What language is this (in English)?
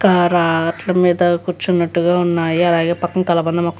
Telugu